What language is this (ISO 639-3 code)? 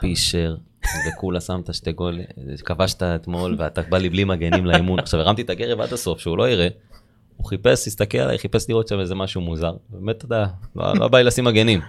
heb